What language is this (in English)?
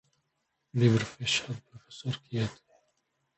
Portuguese